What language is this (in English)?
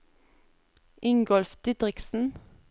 Norwegian